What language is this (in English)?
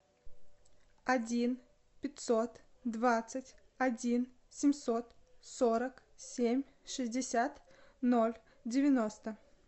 Russian